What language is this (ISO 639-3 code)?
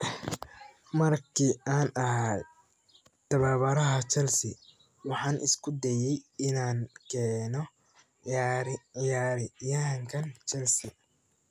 som